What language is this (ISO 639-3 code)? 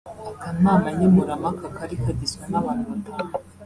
kin